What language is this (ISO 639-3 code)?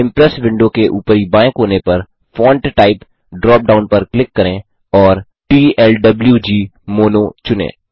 hin